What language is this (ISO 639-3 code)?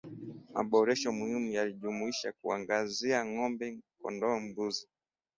swa